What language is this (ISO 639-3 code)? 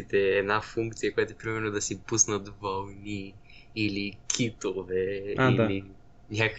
bul